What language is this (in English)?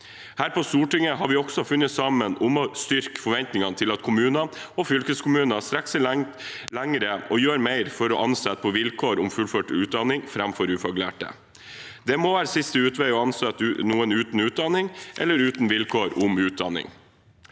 Norwegian